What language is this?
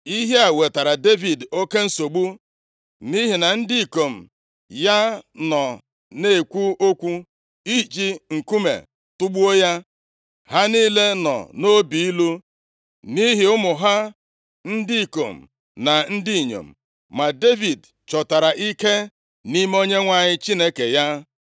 Igbo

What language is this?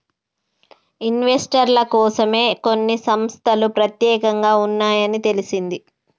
Telugu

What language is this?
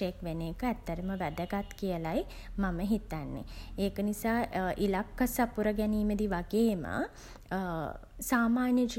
Sinhala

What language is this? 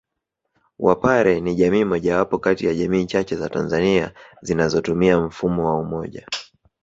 Swahili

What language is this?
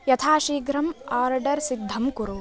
Sanskrit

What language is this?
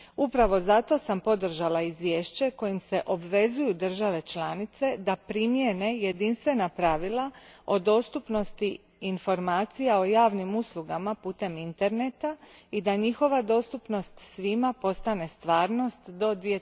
Croatian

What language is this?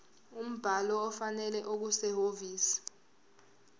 Zulu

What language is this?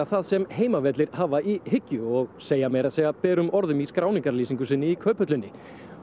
Icelandic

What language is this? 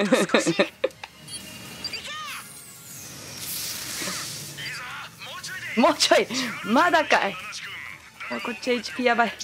Japanese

